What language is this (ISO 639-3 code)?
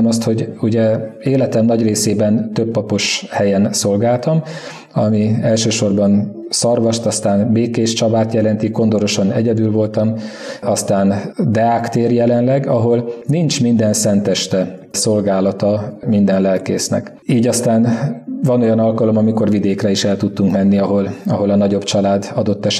hun